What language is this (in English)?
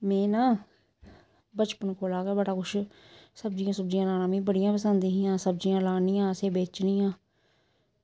Dogri